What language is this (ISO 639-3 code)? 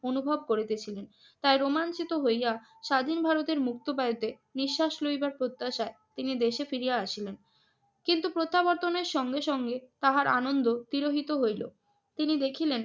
ben